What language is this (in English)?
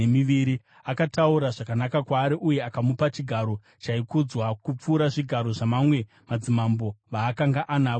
Shona